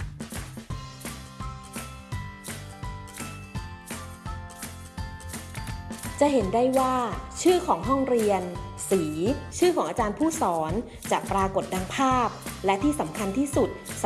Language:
Thai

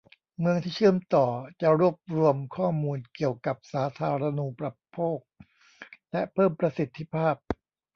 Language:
Thai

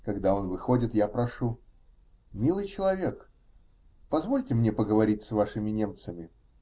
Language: Russian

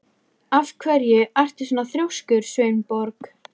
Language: Icelandic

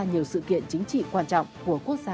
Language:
Vietnamese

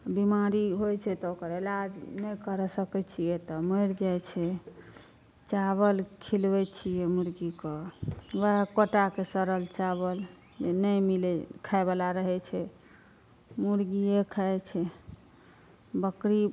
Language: Maithili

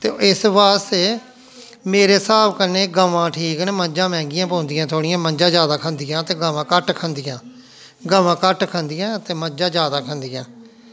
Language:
Dogri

